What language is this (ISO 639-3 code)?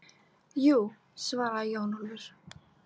isl